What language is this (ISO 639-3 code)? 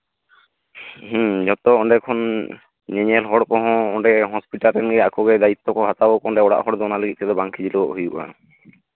sat